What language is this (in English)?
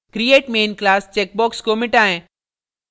Hindi